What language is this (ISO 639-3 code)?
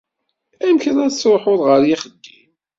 kab